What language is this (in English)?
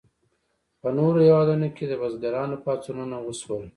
Pashto